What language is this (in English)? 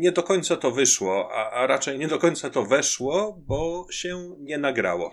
Polish